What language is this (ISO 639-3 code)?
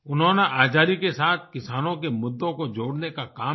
hin